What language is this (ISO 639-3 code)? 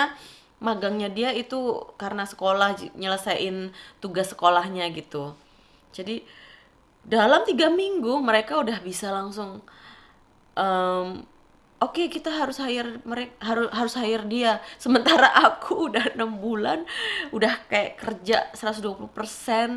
ind